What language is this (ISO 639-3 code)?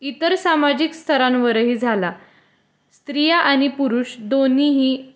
mar